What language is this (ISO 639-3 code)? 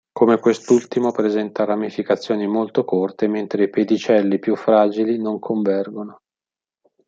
ita